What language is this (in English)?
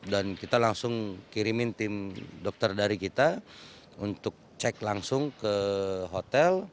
Indonesian